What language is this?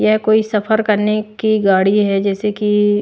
Hindi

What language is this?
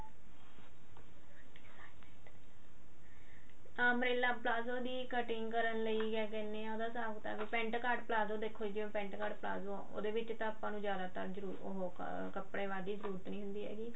Punjabi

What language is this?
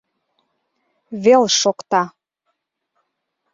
Mari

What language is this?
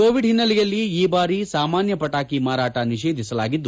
Kannada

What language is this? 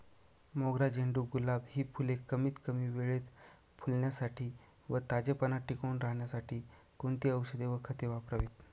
Marathi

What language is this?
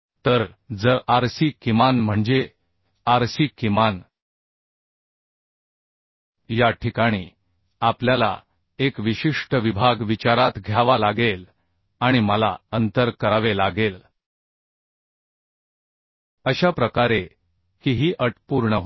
Marathi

